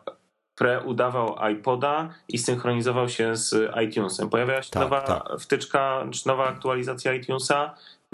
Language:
Polish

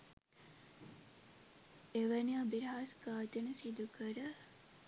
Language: Sinhala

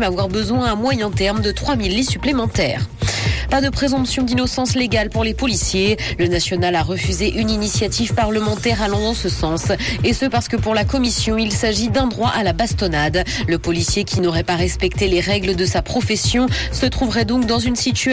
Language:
French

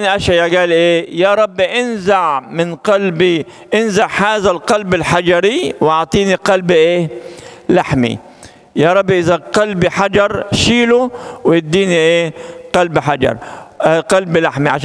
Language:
Arabic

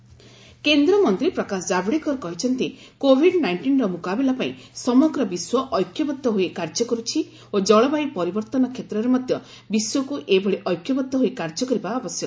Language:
Odia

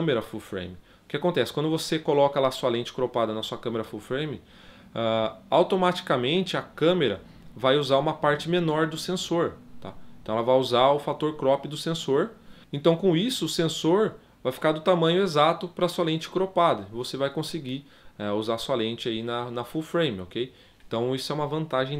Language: Portuguese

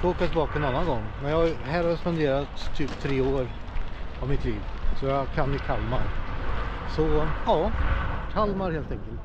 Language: Swedish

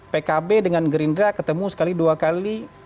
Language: Indonesian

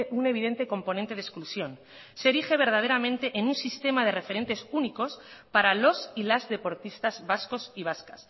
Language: Spanish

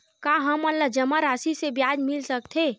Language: Chhattisgarhi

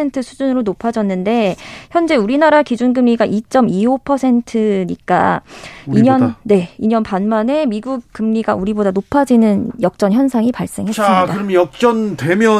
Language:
Korean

